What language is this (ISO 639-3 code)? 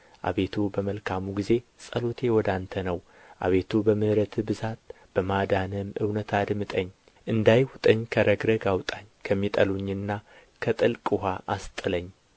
amh